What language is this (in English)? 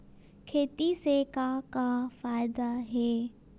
Chhattisgarhi